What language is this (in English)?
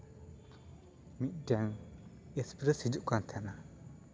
Santali